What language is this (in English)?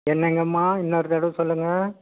Tamil